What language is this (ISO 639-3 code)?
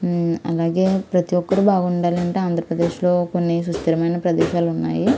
tel